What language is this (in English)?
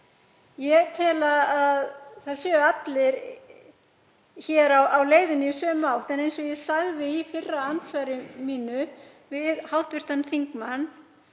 Icelandic